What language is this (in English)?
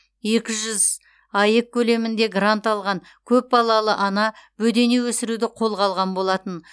Kazakh